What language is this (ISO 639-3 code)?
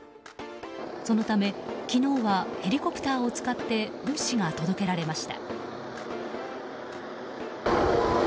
jpn